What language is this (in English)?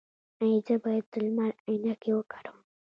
Pashto